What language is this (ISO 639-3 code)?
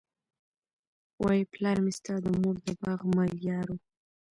pus